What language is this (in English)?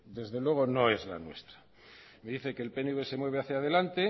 Spanish